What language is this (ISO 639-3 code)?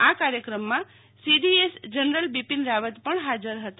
guj